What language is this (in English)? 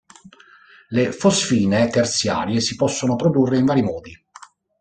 Italian